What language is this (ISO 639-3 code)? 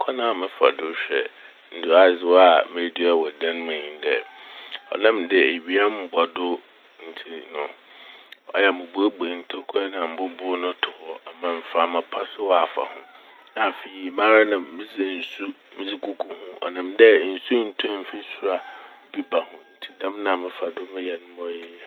aka